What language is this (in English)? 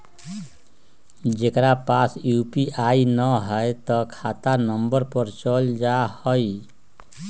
Magahi